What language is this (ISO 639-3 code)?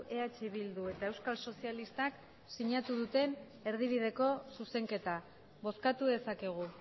eus